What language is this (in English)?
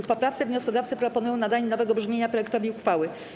Polish